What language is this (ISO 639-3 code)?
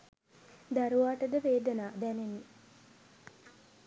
sin